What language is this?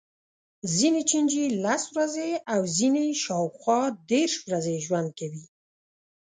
Pashto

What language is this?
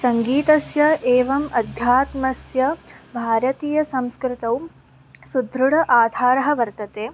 Sanskrit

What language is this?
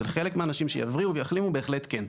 Hebrew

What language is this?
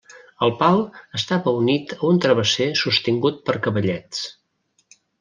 Catalan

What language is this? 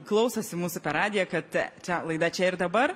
Lithuanian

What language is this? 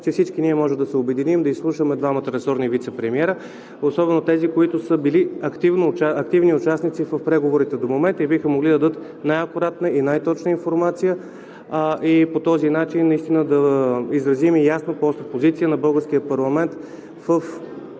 Bulgarian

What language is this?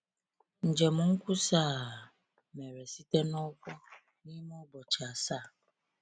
Igbo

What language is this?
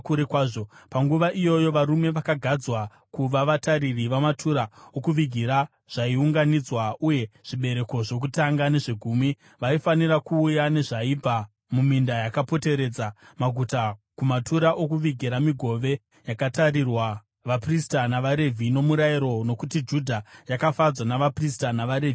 Shona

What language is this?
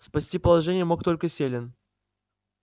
Russian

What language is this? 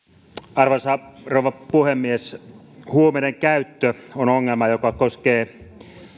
Finnish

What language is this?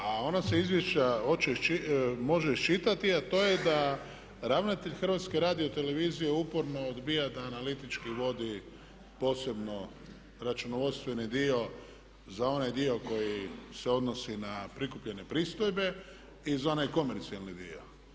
Croatian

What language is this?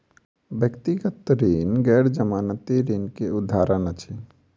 Maithili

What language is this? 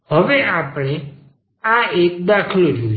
Gujarati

